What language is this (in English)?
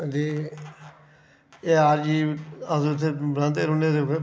Dogri